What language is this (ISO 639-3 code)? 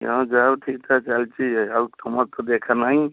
ori